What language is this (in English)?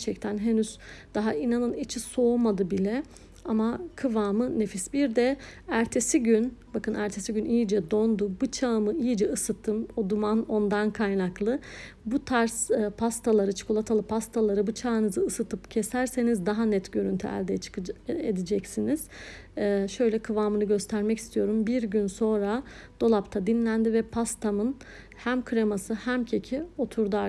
Turkish